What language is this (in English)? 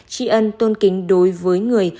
Vietnamese